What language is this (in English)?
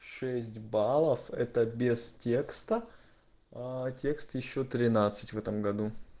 Russian